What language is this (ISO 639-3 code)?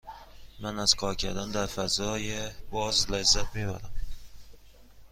fas